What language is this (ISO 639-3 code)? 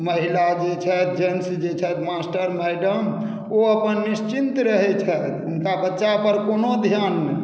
mai